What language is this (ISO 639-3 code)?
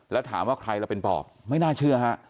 tha